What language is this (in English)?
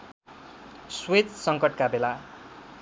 Nepali